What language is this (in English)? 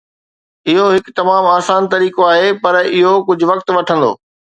Sindhi